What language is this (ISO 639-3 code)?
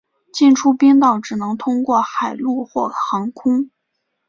zho